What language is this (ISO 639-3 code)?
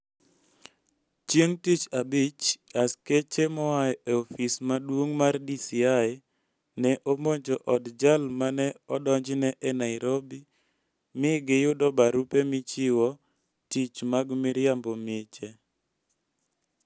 luo